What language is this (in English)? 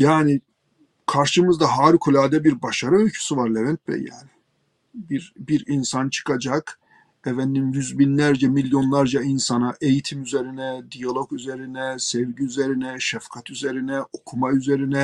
Turkish